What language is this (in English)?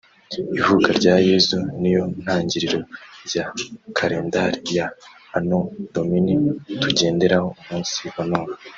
Kinyarwanda